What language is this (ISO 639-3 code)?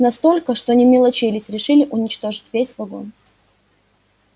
rus